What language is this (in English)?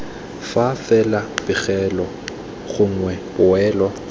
Tswana